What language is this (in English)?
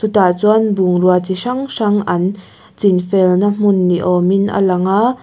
Mizo